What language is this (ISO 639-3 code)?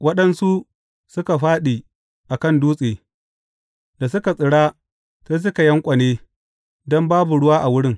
hau